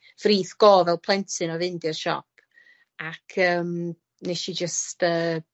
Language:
Welsh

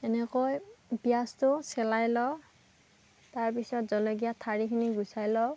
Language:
Assamese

